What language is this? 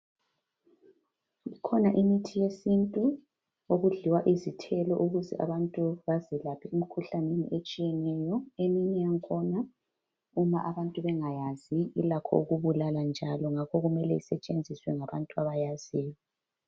North Ndebele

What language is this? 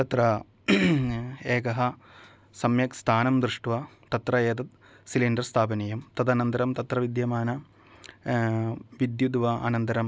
Sanskrit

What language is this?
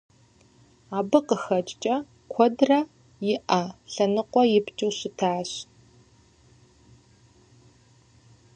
Kabardian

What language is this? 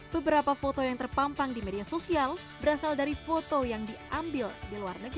Indonesian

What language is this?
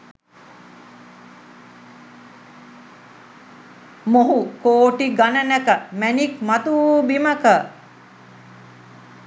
Sinhala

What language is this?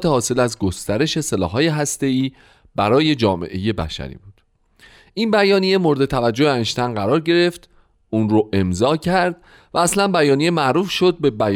Persian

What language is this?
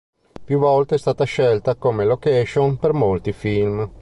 Italian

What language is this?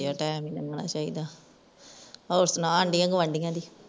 Punjabi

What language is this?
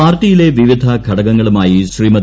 Malayalam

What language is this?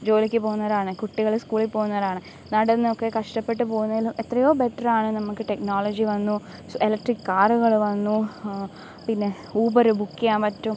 Malayalam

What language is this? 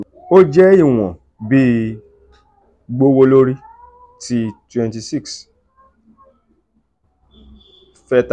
Yoruba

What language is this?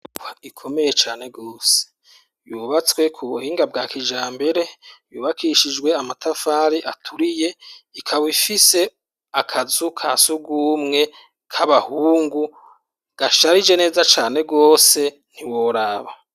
Rundi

